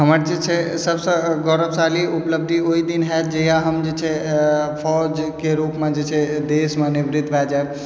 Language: Maithili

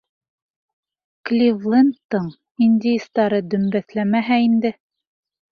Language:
Bashkir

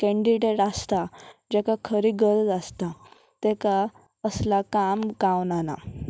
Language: Konkani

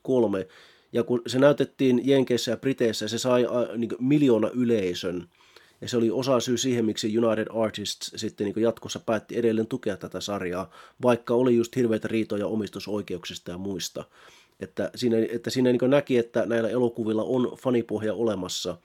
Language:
Finnish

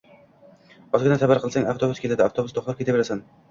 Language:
Uzbek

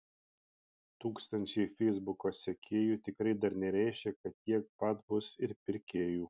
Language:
Lithuanian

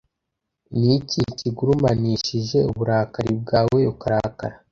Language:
Kinyarwanda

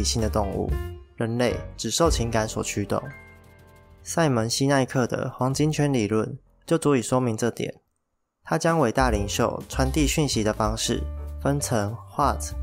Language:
Chinese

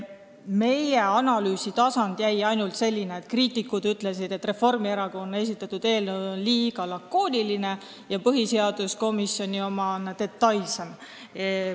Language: Estonian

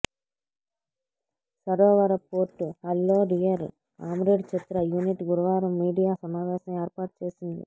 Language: Telugu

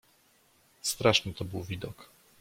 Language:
Polish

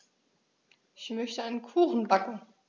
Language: German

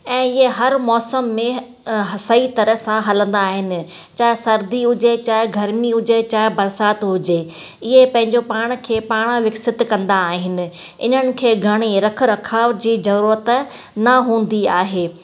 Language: Sindhi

